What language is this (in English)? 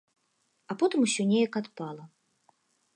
Belarusian